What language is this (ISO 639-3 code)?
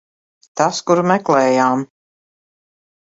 lav